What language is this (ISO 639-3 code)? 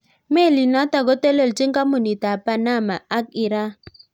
kln